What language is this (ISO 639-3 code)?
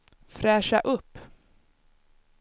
swe